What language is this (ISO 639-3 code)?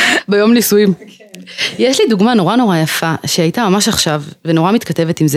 heb